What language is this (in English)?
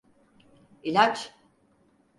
Turkish